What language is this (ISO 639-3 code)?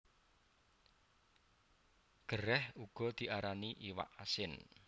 jav